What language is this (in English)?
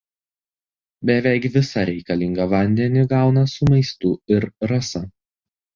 Lithuanian